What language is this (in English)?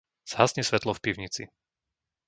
Slovak